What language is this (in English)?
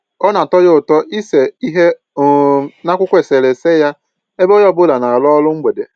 Igbo